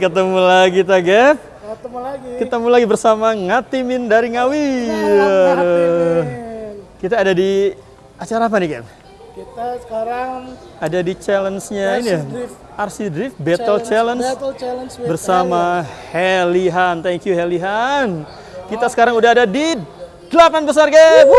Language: Indonesian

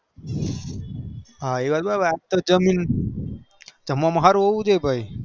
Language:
Gujarati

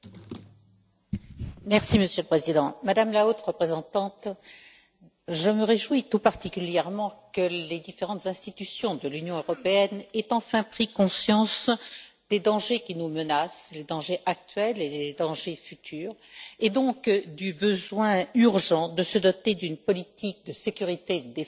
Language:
French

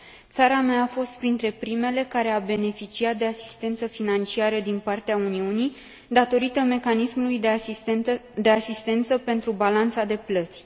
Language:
Romanian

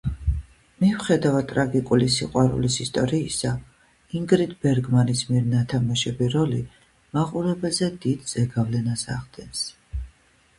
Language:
Georgian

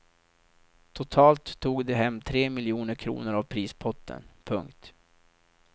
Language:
Swedish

